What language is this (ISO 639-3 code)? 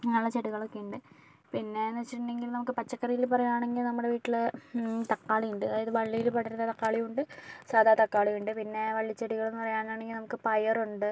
mal